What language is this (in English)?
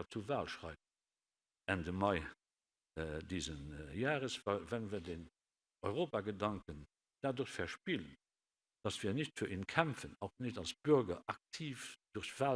German